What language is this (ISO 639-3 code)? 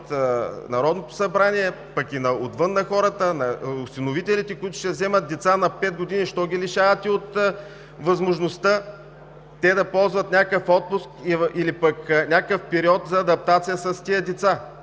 bul